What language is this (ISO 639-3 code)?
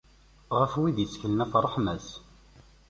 kab